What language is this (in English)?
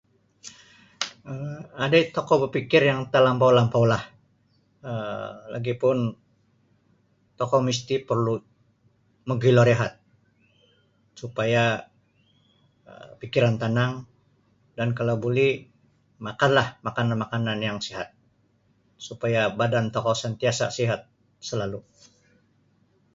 Sabah Bisaya